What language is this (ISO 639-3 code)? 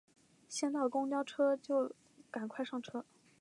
zho